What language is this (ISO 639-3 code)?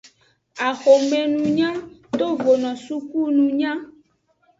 ajg